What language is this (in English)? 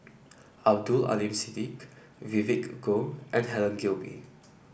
English